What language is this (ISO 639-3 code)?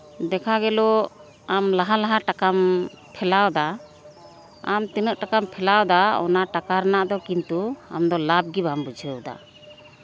sat